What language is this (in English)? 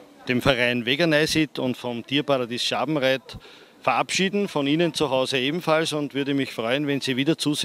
German